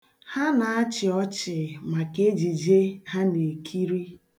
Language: Igbo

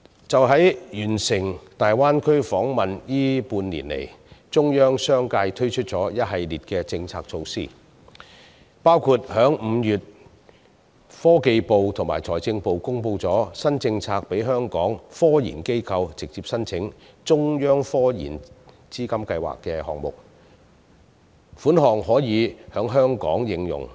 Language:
Cantonese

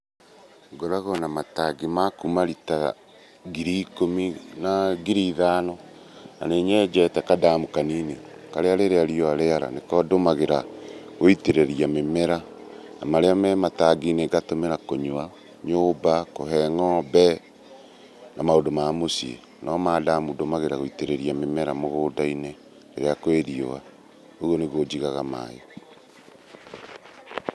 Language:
Kikuyu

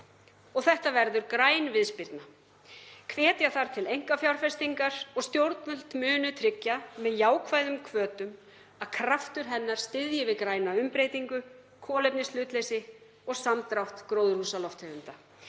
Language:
Icelandic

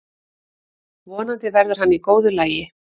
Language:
Icelandic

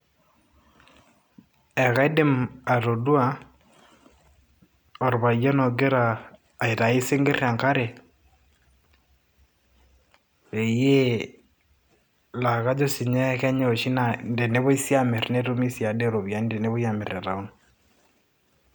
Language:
Masai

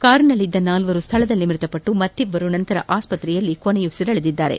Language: Kannada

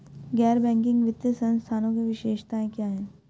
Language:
Hindi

